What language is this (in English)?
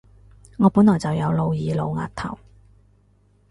Cantonese